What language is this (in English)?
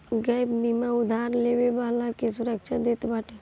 Bhojpuri